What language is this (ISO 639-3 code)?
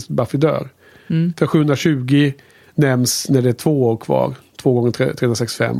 swe